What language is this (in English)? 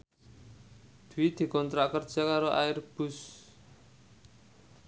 Javanese